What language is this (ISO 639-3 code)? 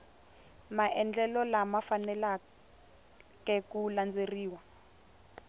tso